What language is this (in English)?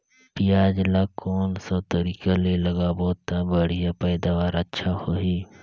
Chhattisgarhi